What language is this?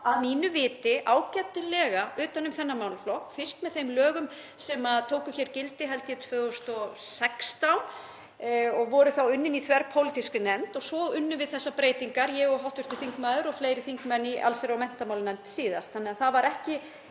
Icelandic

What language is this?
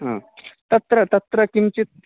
Sanskrit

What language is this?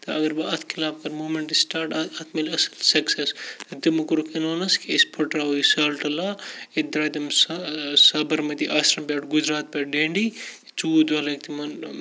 Kashmiri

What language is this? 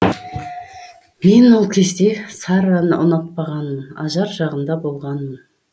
Kazakh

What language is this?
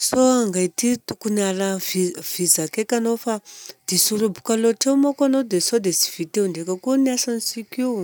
Southern Betsimisaraka Malagasy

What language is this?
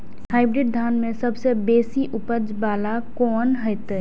Maithili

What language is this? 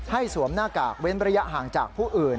Thai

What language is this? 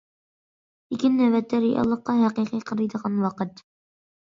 Uyghur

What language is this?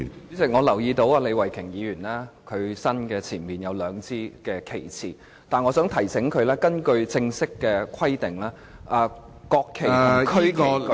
Cantonese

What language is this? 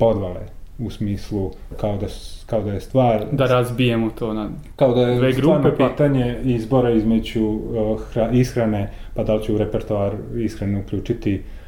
Croatian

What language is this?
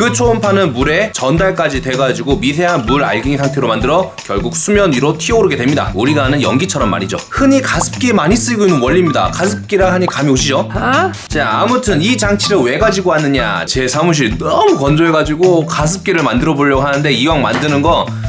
Korean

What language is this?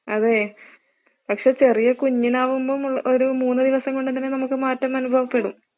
Malayalam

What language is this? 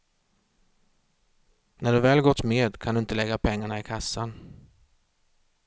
Swedish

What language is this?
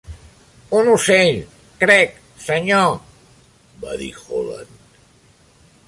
Catalan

